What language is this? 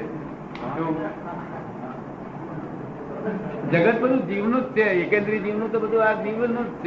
Gujarati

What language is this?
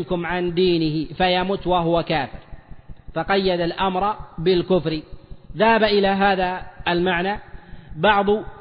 Arabic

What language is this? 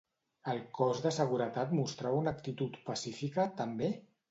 Catalan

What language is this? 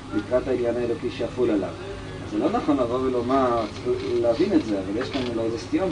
Hebrew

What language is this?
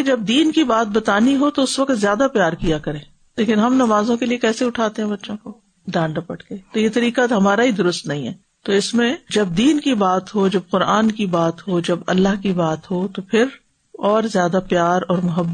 Urdu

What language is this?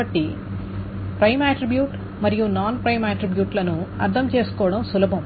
Telugu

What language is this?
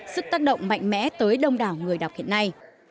Vietnamese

